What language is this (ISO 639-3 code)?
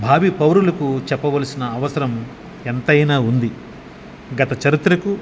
tel